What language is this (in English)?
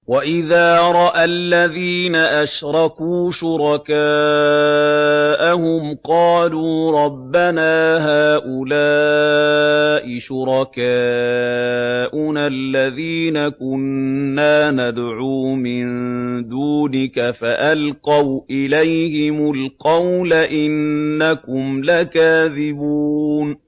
Arabic